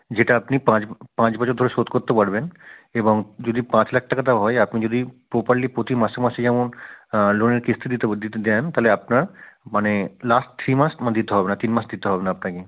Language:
Bangla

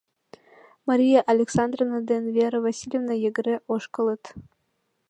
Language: Mari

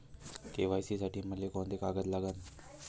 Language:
Marathi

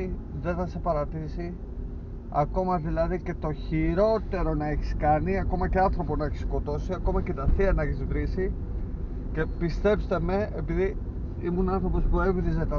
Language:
Greek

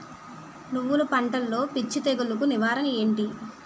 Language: Telugu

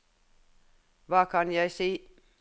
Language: Norwegian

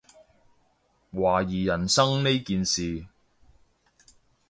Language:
Cantonese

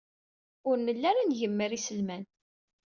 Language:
Kabyle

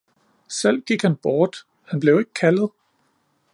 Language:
Danish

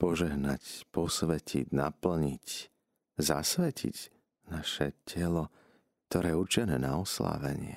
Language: Slovak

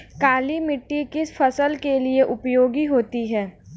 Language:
Hindi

